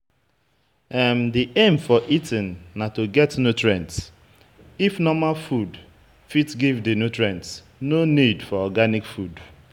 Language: Nigerian Pidgin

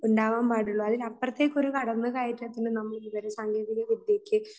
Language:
Malayalam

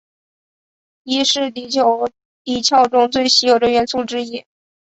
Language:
Chinese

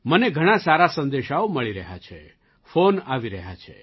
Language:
Gujarati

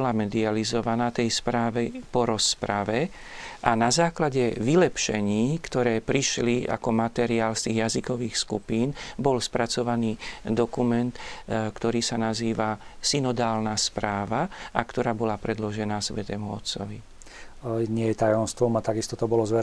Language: Slovak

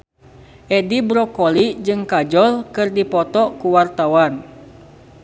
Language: Sundanese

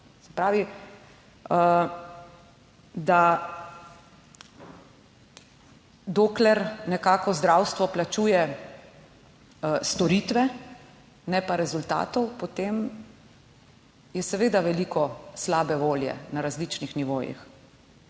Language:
Slovenian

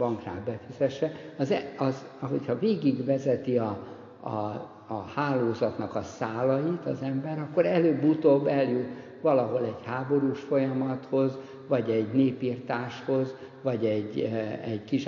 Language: Hungarian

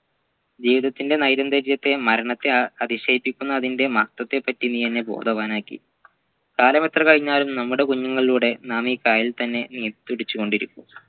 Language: Malayalam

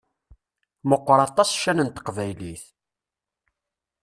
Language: Kabyle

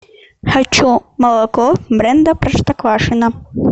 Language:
Russian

